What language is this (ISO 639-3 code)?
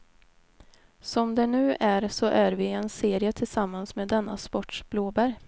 swe